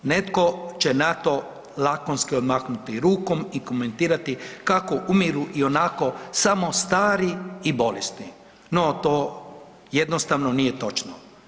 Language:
Croatian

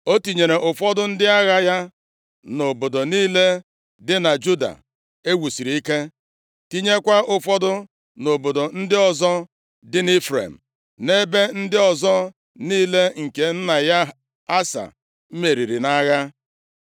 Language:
Igbo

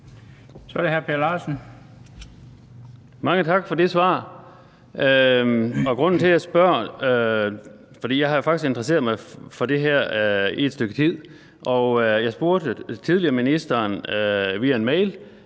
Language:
Danish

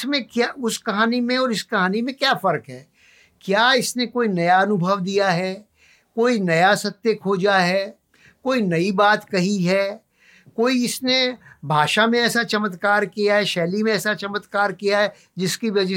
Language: Hindi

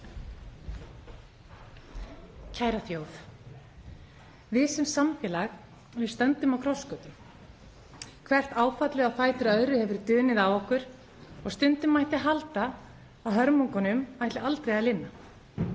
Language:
Icelandic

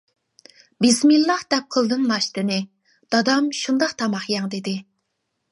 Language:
Uyghur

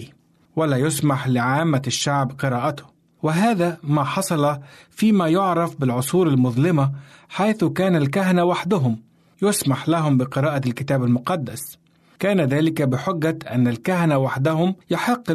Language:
Arabic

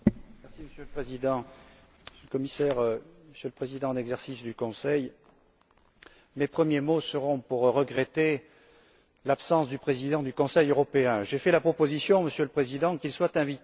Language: French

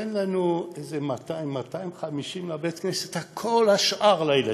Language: Hebrew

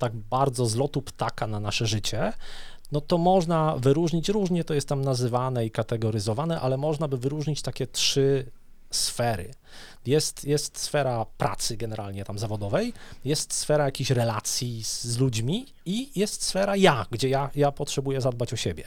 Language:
Polish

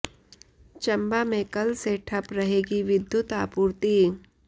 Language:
Hindi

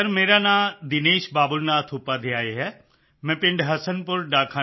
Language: Punjabi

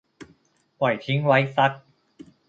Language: Thai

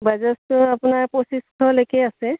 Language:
Assamese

